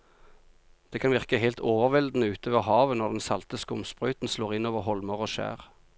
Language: Norwegian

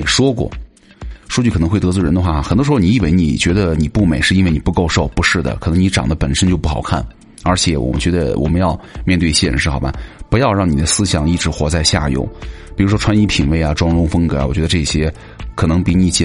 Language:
Chinese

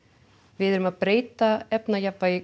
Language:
Icelandic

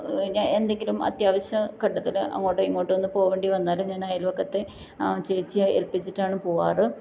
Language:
Malayalam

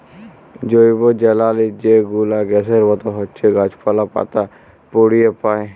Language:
Bangla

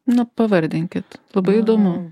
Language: Lithuanian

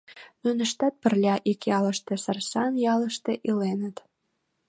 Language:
Mari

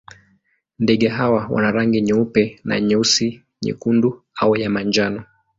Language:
Swahili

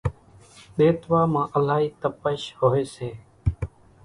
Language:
Kachi Koli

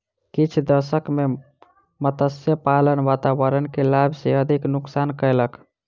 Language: Maithili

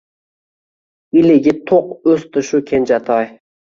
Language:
Uzbek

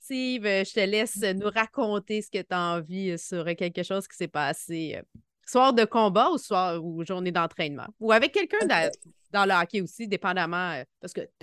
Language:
French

